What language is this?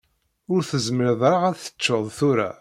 Kabyle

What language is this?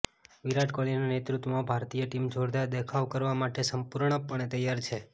Gujarati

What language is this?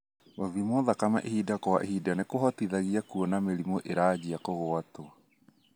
Kikuyu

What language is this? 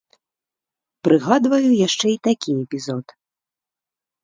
Belarusian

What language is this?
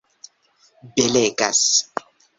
Esperanto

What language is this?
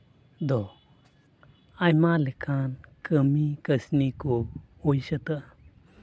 Santali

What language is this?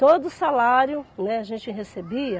Portuguese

